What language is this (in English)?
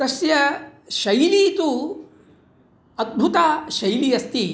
Sanskrit